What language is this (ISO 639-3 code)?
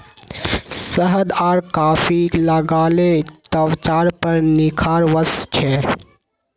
mag